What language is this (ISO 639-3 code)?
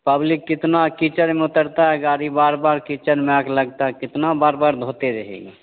hin